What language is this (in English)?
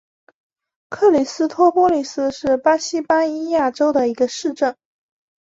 Chinese